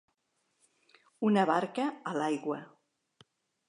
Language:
Catalan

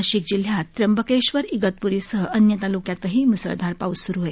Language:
Marathi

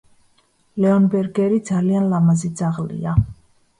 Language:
Georgian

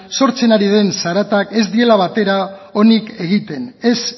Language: Basque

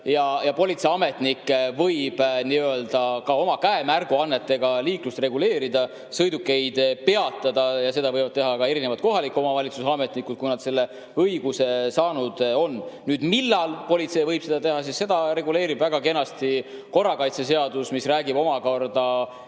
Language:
Estonian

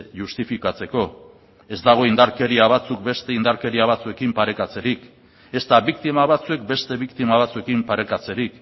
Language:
Basque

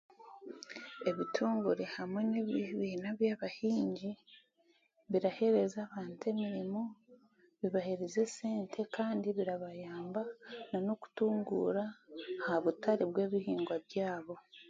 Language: Chiga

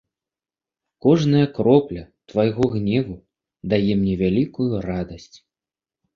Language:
Belarusian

